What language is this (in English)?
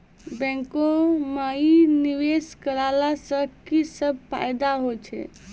Maithili